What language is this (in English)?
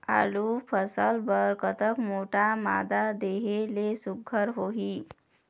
Chhattisgarhi